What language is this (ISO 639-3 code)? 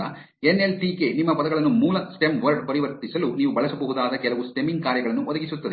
kan